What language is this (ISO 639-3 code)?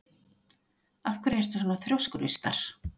isl